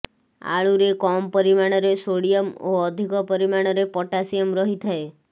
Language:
Odia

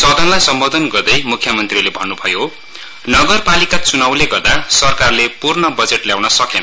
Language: Nepali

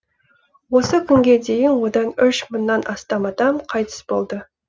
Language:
Kazakh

